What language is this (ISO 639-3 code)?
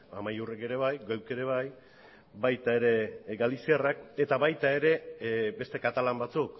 eus